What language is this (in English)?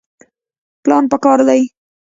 Pashto